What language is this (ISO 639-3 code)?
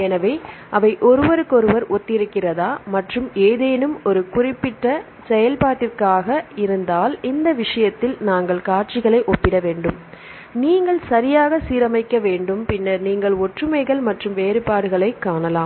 tam